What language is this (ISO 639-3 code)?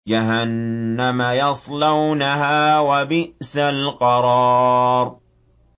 ara